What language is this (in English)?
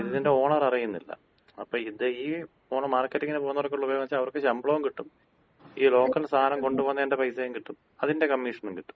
Malayalam